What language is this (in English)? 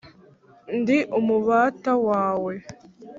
Kinyarwanda